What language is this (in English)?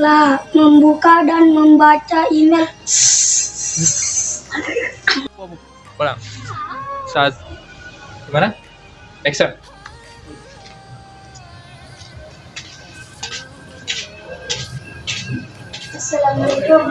Indonesian